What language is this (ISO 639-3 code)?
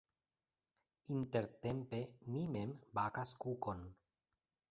epo